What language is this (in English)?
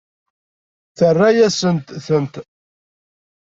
Kabyle